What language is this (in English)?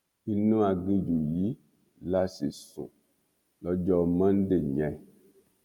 Yoruba